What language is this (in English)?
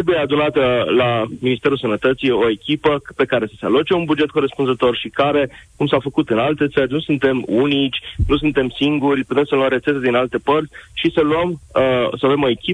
Romanian